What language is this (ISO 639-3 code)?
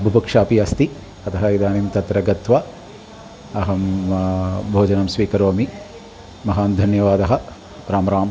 san